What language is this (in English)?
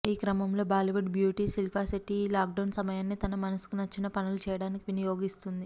Telugu